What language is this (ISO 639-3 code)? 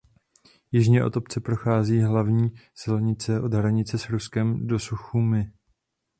ces